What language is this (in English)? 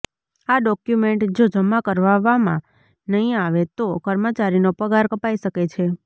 Gujarati